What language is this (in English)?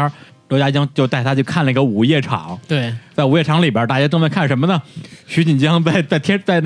Chinese